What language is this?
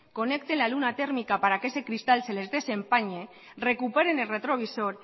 Spanish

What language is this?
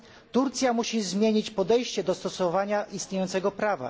Polish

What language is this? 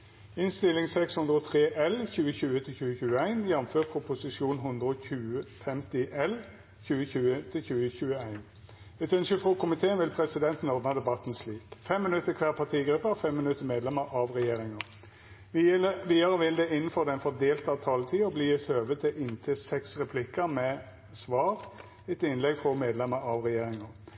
Norwegian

